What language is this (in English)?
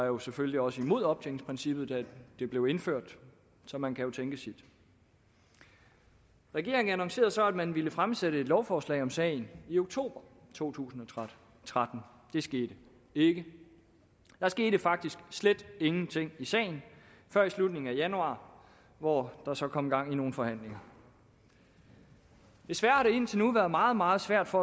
Danish